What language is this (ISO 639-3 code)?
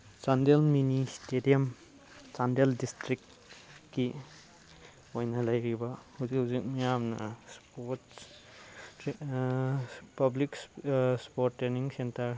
mni